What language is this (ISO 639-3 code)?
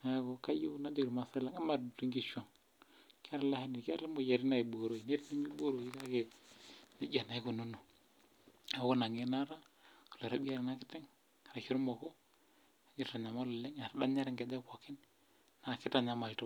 mas